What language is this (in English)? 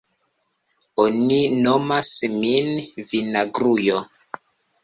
Esperanto